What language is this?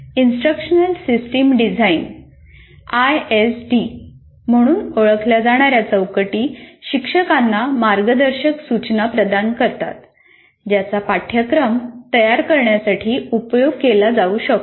Marathi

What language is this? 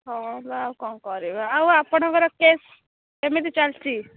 Odia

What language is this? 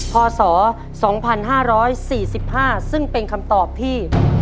Thai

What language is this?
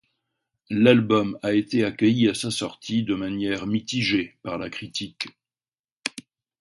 French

